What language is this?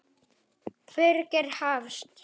Icelandic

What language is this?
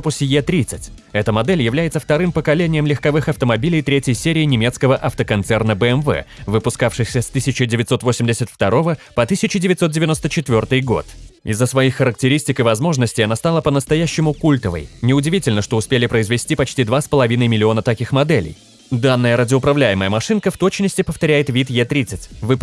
Russian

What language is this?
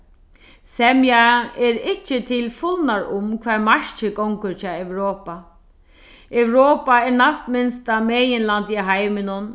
Faroese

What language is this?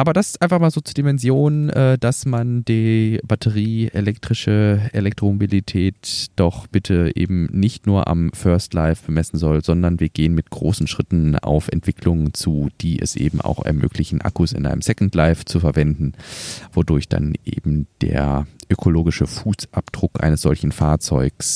German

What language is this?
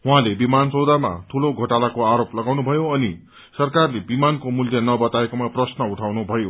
Nepali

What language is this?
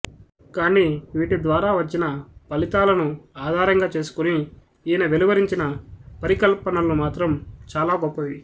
Telugu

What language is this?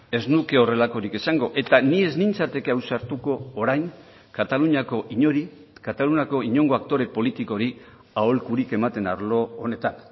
Basque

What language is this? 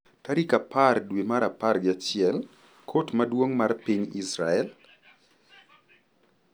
Luo (Kenya and Tanzania)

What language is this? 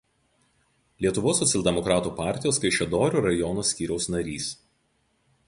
Lithuanian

